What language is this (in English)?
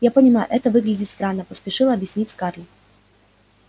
Russian